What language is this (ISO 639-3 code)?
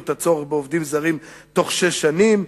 heb